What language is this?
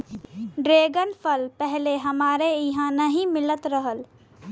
Bhojpuri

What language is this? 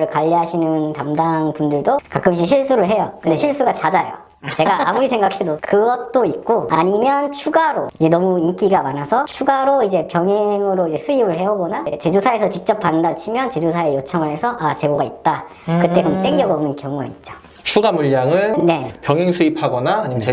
Korean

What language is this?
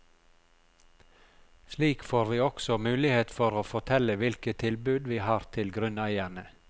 Norwegian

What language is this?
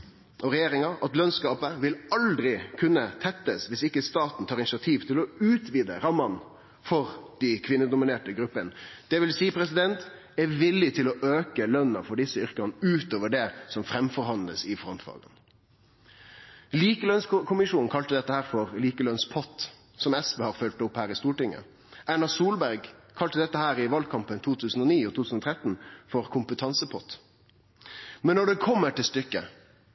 Norwegian Nynorsk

